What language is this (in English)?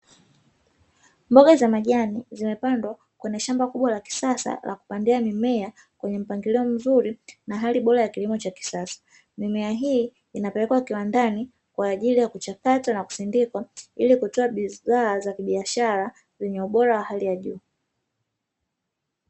Swahili